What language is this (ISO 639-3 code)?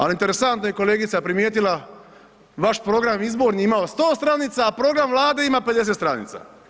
hrv